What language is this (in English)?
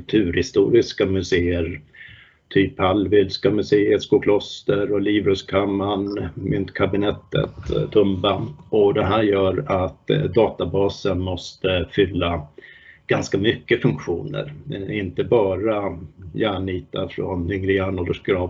Swedish